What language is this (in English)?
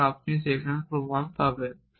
Bangla